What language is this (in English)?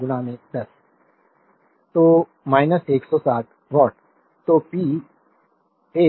Hindi